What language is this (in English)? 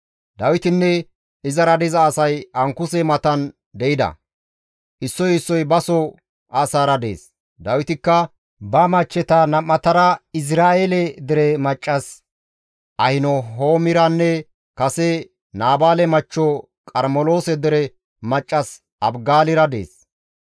Gamo